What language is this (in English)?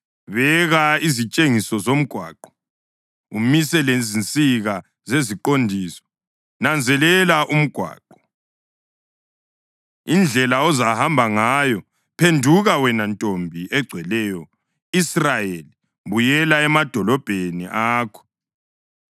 North Ndebele